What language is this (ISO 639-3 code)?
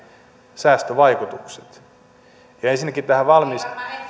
fin